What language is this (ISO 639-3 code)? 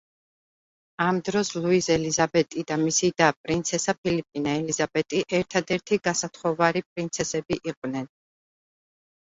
kat